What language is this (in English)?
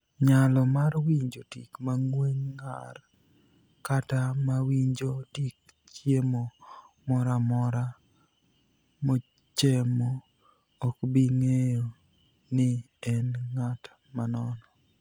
Luo (Kenya and Tanzania)